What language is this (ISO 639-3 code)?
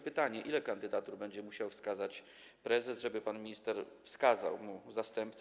pol